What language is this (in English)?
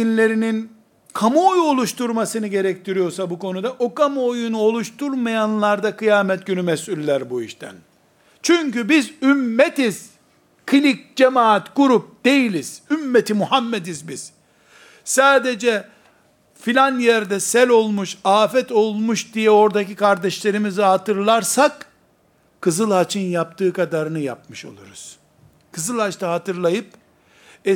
Turkish